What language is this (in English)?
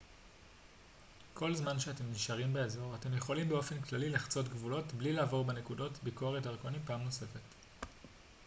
Hebrew